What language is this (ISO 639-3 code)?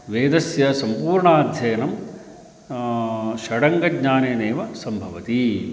san